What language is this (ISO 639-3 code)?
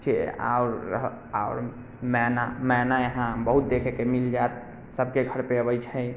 mai